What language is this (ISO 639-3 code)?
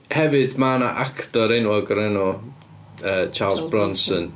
cym